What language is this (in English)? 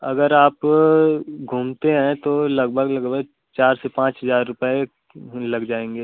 Hindi